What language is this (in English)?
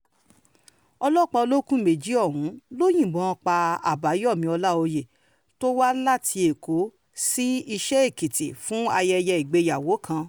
Yoruba